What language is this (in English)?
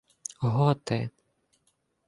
Ukrainian